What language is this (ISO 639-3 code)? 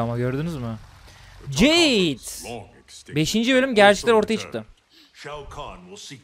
tur